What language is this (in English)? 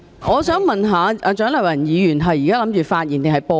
Cantonese